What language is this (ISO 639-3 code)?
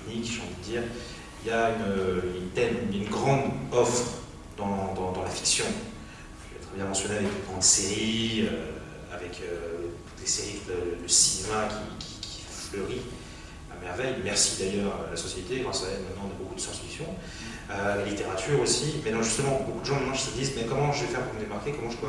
fra